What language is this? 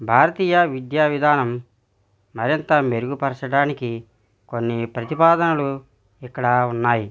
Telugu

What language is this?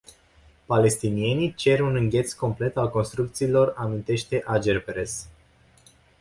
Romanian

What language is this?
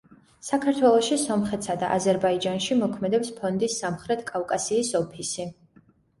Georgian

